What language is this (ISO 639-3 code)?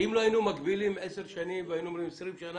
heb